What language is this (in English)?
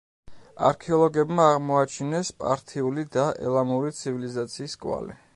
Georgian